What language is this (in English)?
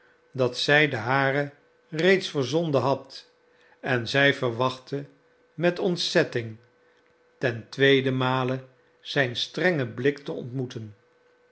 Dutch